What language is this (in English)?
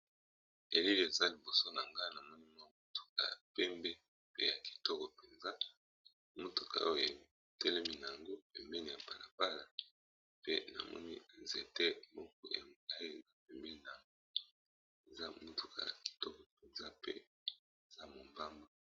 Lingala